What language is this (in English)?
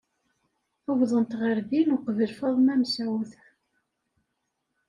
Kabyle